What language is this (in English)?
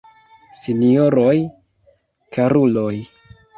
Esperanto